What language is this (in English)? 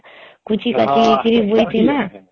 Odia